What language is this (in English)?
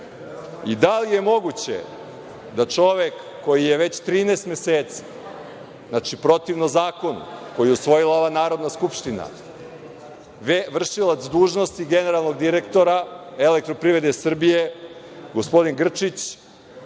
Serbian